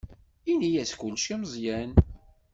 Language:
Kabyle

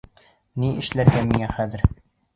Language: Bashkir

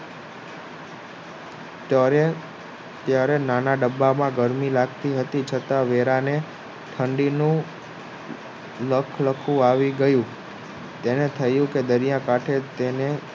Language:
Gujarati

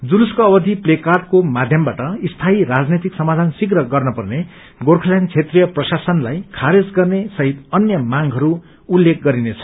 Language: Nepali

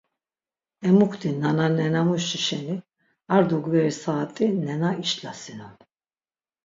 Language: Laz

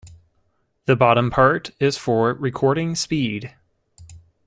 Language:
English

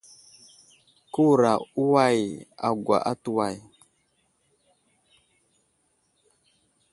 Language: Wuzlam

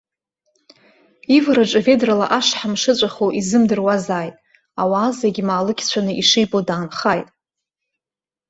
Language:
Abkhazian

